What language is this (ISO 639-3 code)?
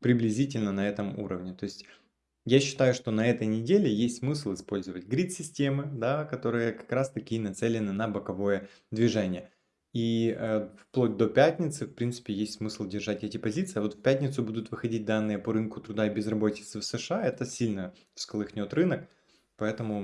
rus